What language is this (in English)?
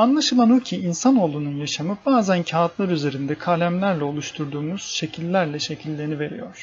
Turkish